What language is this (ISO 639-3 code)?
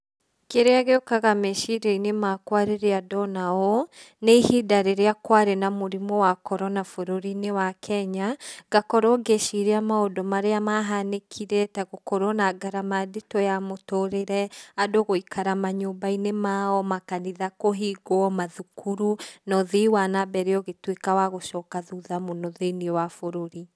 kik